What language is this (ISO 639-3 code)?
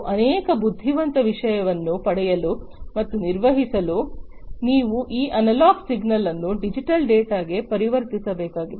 kan